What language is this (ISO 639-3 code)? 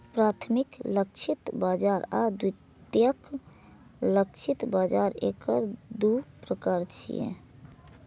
mai